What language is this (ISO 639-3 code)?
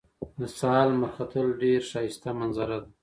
pus